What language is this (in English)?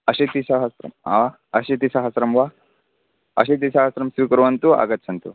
Sanskrit